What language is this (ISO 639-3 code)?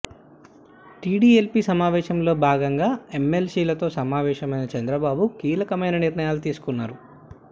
tel